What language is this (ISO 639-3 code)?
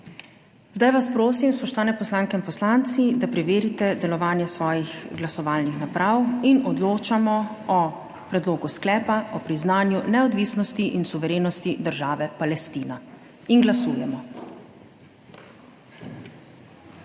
slv